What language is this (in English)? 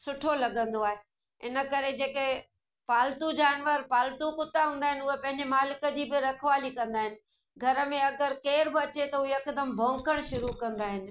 Sindhi